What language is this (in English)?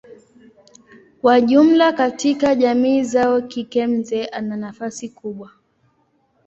Swahili